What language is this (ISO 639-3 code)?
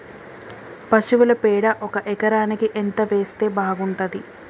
tel